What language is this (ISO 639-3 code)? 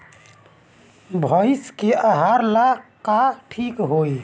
bho